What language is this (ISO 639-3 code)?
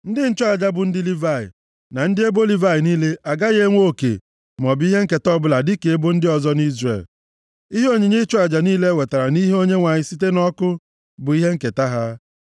ibo